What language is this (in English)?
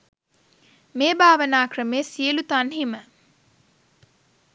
Sinhala